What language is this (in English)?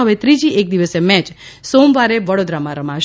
Gujarati